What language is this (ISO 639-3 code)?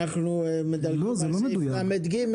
heb